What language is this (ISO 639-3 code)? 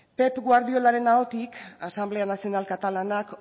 eus